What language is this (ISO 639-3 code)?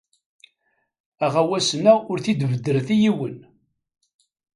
kab